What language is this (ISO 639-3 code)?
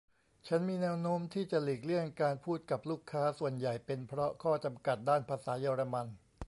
tha